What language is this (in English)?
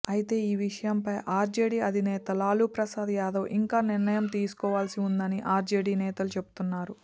Telugu